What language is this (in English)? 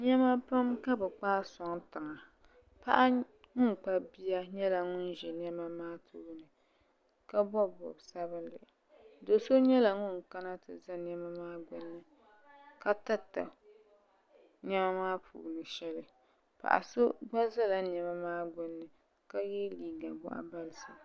Dagbani